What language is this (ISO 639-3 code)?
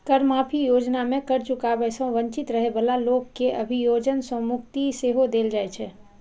mai